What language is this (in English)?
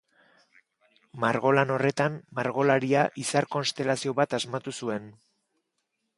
Basque